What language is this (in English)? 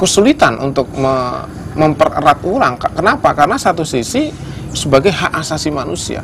Indonesian